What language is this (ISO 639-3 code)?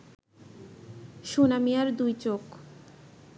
ben